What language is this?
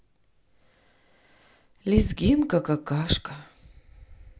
Russian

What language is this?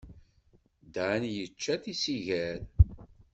Kabyle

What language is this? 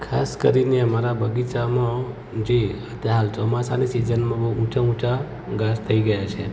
Gujarati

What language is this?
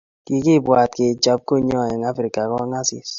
Kalenjin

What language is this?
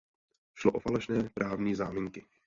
Czech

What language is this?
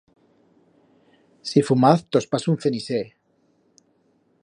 Aragonese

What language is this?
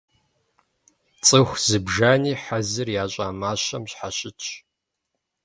Kabardian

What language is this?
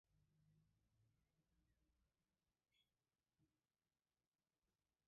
Mari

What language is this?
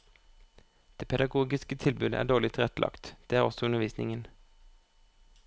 Norwegian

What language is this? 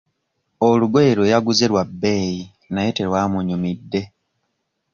Ganda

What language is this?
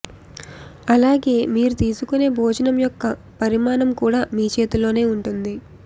Telugu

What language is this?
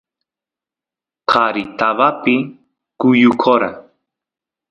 Santiago del Estero Quichua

